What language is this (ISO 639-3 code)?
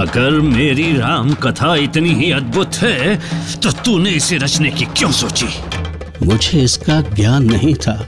hin